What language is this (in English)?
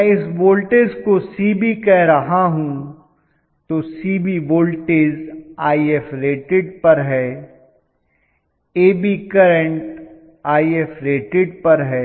Hindi